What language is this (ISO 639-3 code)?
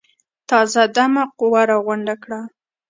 pus